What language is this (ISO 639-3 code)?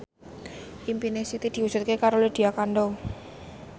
jav